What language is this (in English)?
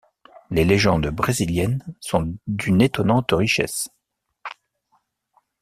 French